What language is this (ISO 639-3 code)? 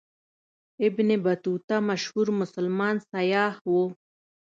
pus